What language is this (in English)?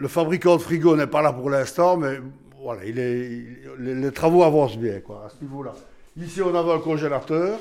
French